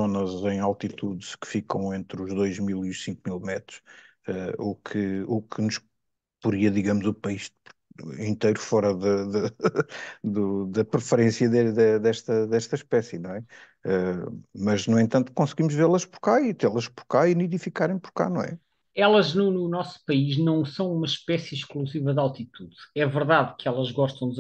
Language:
Portuguese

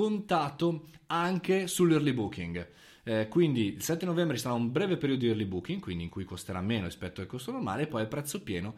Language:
Italian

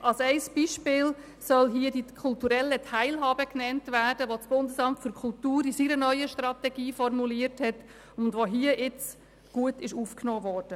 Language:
Swiss German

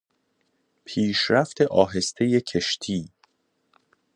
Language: Persian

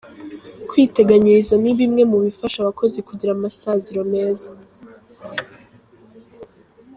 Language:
Kinyarwanda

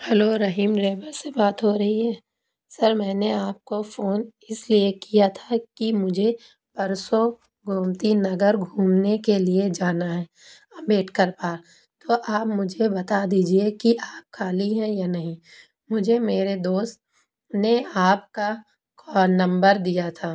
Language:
Urdu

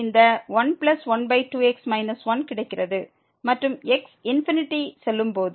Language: Tamil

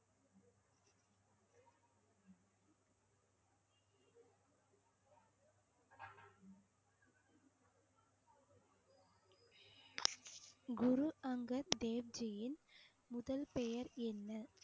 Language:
Tamil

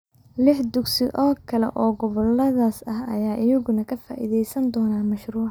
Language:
Somali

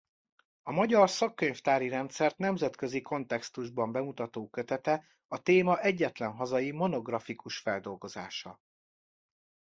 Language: Hungarian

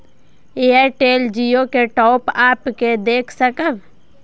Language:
Maithili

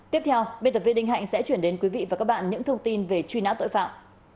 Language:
Vietnamese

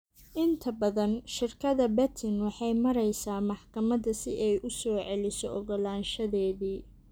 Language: Somali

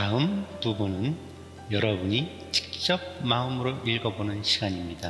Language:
Korean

